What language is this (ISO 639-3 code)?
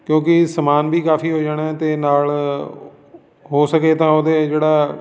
pan